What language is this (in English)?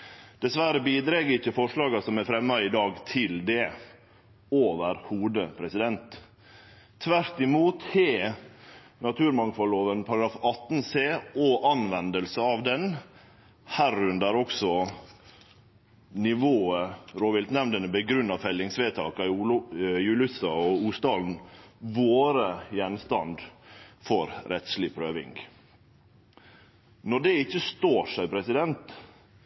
Norwegian Nynorsk